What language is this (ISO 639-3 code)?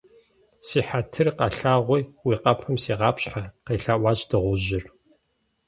kbd